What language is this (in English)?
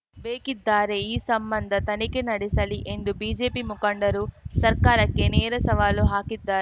Kannada